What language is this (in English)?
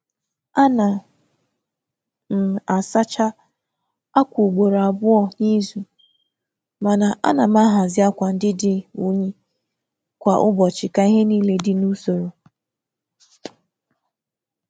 Igbo